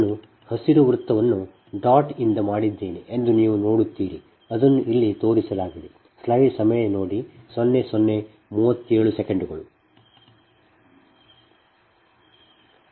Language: Kannada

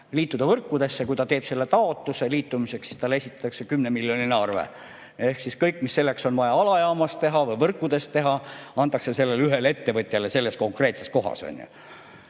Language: Estonian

